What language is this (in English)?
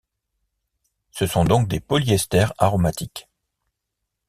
French